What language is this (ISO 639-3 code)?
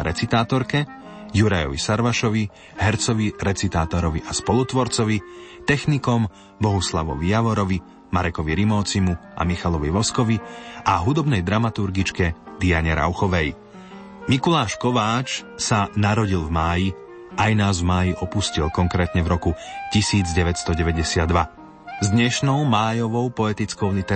slk